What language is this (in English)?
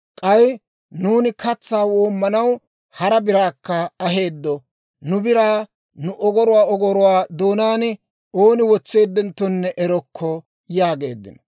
Dawro